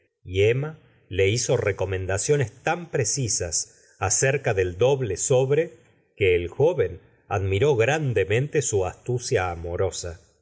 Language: Spanish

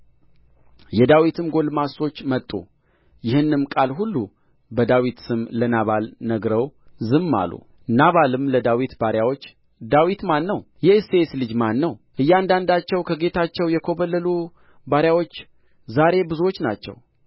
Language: Amharic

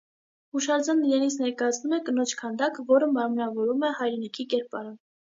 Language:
Armenian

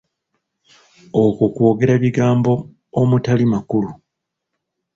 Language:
Ganda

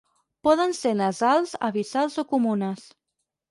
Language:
Catalan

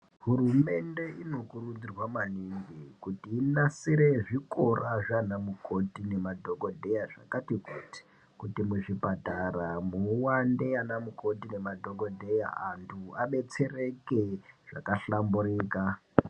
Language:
Ndau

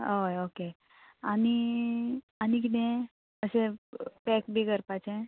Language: Konkani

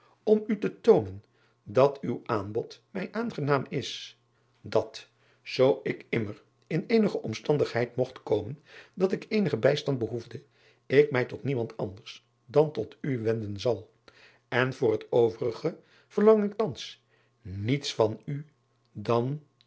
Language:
Dutch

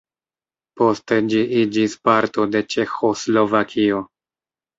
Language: Esperanto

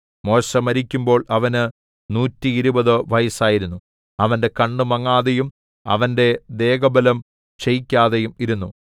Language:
Malayalam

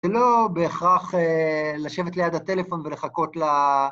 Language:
Hebrew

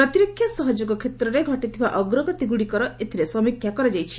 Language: Odia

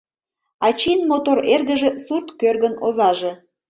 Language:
Mari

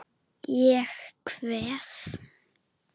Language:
Icelandic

